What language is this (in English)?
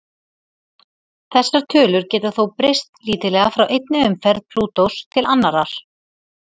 Icelandic